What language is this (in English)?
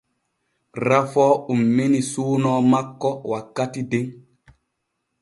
Borgu Fulfulde